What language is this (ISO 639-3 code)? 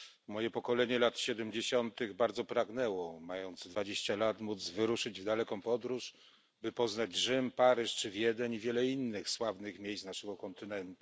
pol